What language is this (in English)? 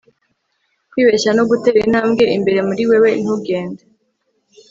Kinyarwanda